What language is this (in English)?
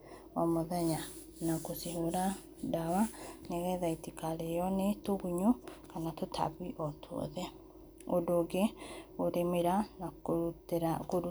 Kikuyu